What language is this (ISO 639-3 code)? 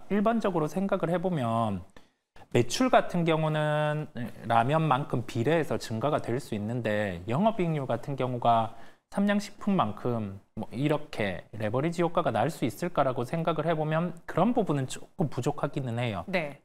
kor